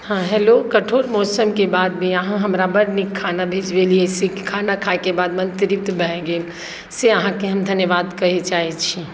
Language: Maithili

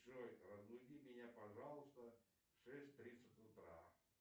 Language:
Russian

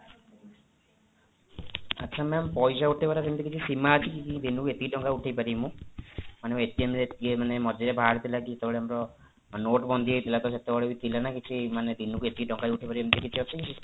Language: Odia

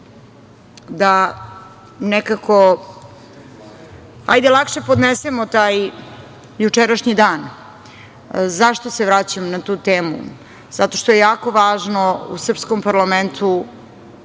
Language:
Serbian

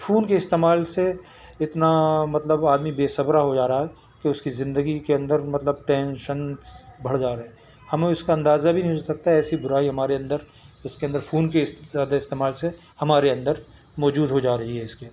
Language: Urdu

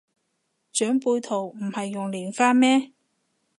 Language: Cantonese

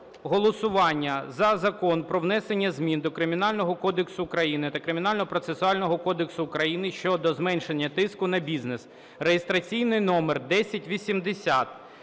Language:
Ukrainian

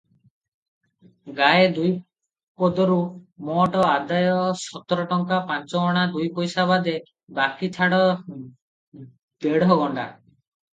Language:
Odia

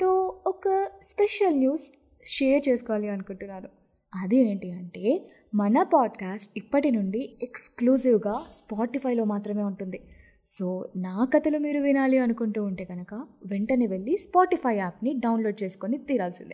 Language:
Telugu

